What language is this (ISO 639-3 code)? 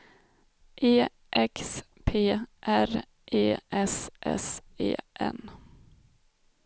swe